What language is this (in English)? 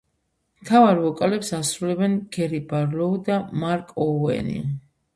Georgian